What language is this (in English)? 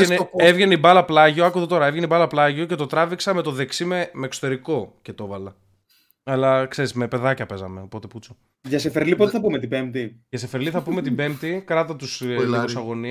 Greek